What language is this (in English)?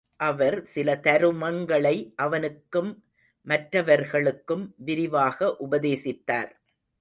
Tamil